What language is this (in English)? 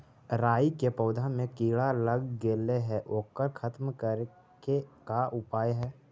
Magahi